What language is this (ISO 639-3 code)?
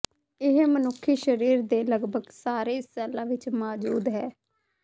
pan